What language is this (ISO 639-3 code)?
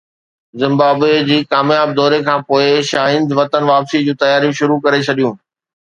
snd